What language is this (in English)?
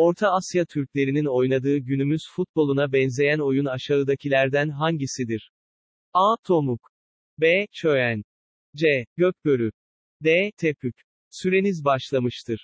Turkish